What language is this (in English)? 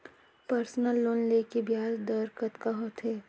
Chhattisgarhi